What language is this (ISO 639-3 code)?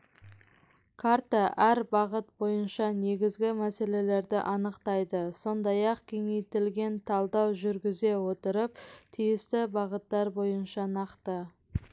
kaz